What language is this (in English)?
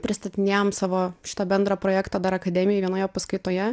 Lithuanian